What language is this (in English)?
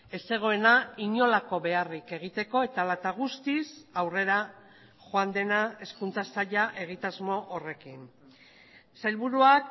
Basque